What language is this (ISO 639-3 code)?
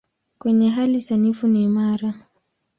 swa